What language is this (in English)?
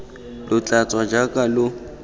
Tswana